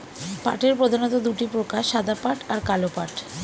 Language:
Bangla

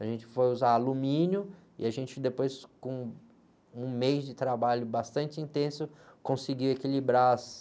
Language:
Portuguese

